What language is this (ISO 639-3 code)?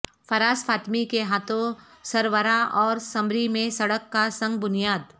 urd